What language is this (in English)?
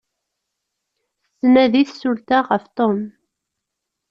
Kabyle